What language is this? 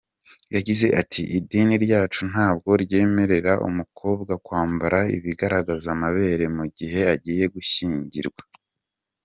Kinyarwanda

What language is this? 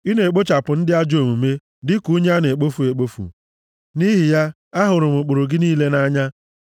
Igbo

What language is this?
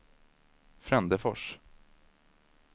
Swedish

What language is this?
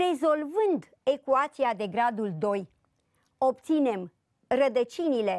Romanian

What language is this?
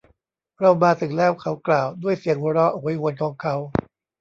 Thai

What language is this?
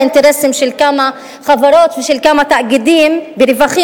Hebrew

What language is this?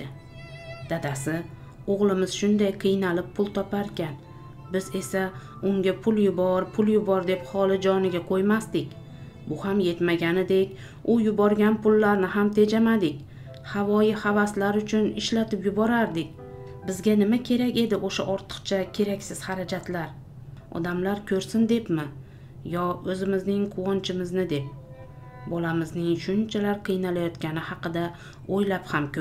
Turkish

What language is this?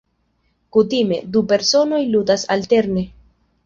Esperanto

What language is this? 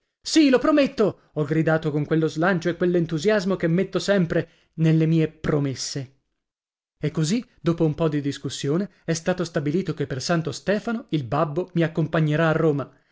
Italian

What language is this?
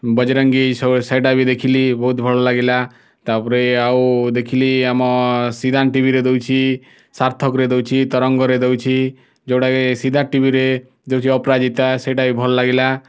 Odia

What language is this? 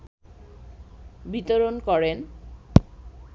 Bangla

